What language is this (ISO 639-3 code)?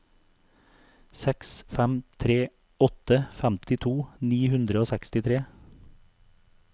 nor